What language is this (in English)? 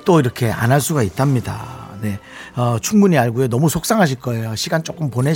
Korean